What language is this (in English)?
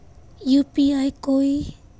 Magahi